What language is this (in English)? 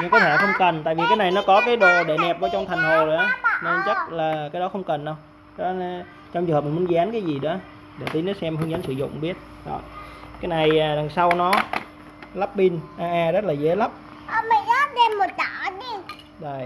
Vietnamese